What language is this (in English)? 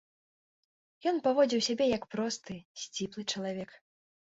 Belarusian